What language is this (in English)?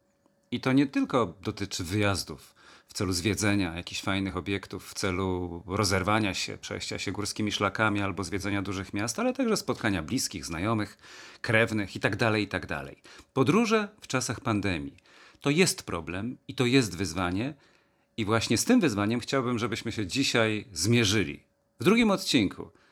Polish